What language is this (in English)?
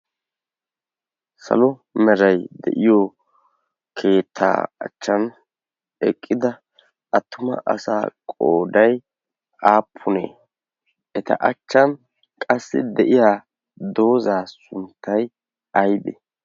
Wolaytta